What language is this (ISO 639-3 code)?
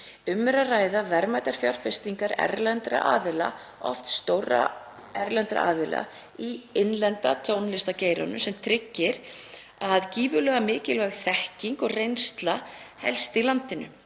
isl